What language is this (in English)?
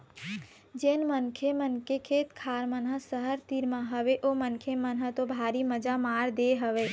Chhattisgarhi